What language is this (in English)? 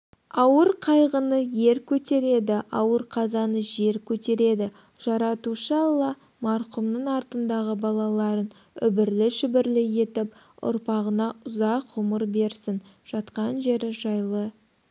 Kazakh